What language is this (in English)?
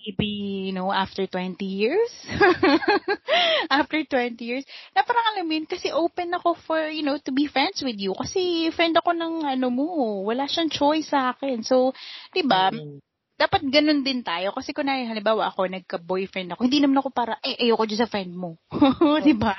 Filipino